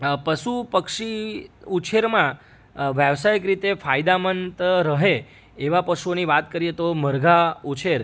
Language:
Gujarati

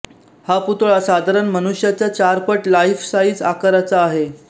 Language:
Marathi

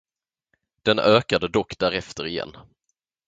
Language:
Swedish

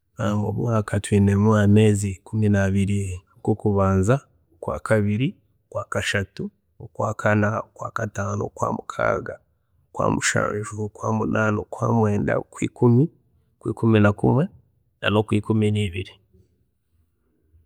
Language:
Chiga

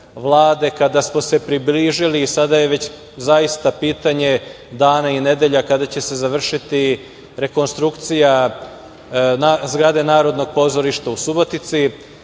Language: Serbian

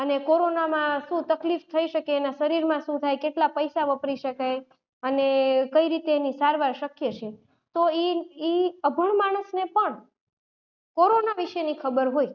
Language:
Gujarati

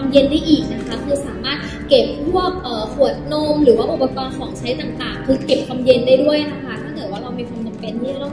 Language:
Thai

